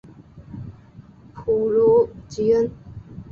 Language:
Chinese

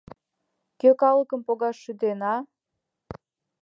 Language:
Mari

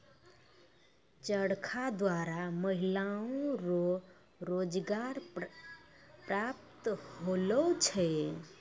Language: Maithili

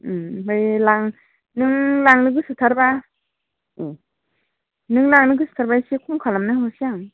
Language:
Bodo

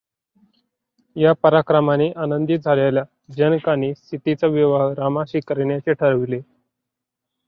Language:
Marathi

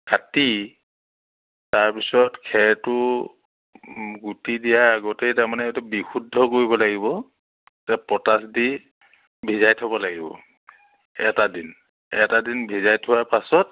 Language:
Assamese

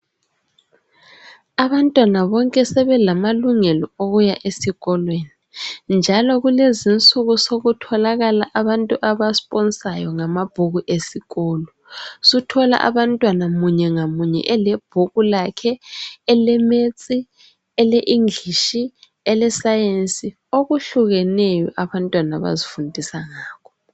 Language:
North Ndebele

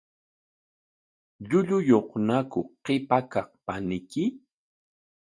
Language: Corongo Ancash Quechua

